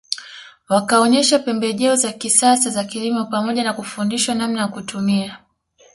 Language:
Swahili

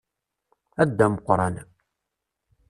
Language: Kabyle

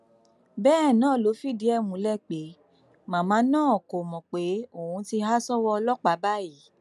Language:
Yoruba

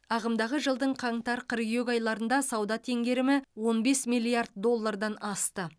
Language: Kazakh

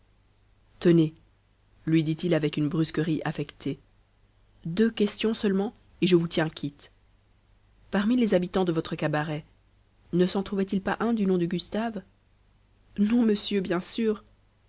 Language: French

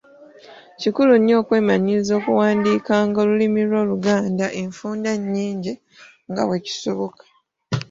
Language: Ganda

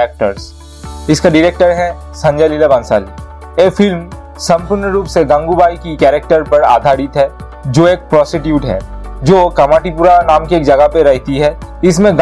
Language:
Hindi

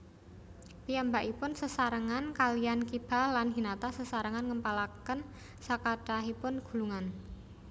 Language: Javanese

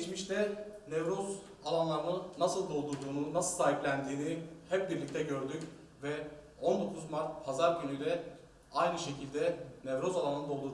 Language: Turkish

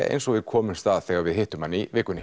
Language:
Icelandic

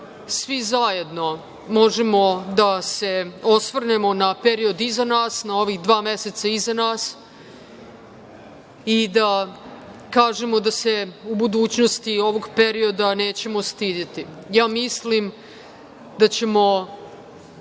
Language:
Serbian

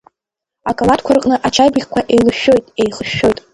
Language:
Abkhazian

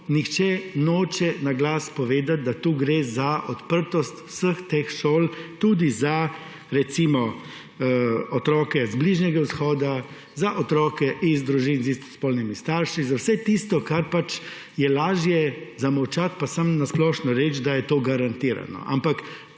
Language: Slovenian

